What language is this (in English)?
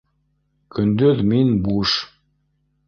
Bashkir